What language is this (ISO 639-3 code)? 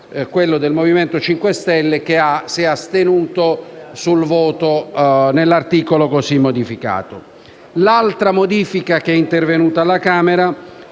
ita